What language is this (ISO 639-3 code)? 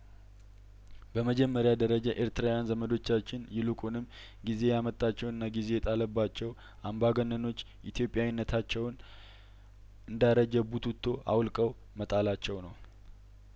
amh